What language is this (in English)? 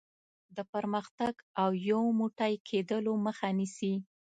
Pashto